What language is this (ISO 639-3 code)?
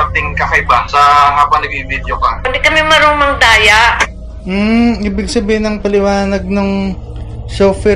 fil